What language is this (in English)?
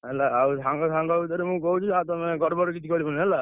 Odia